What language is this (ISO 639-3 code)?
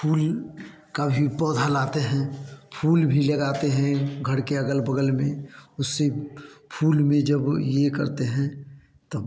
hin